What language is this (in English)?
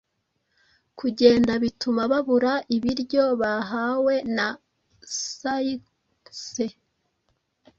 Kinyarwanda